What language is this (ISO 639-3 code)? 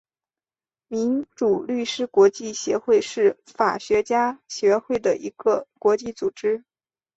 zho